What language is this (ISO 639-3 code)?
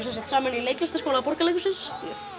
isl